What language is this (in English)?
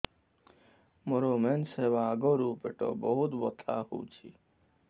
Odia